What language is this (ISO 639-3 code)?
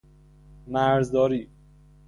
fas